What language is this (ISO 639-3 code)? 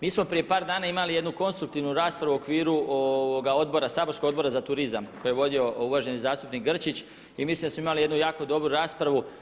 hrv